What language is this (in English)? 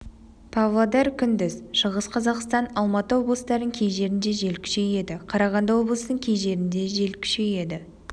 Kazakh